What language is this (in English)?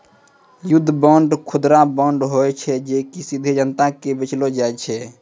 Maithili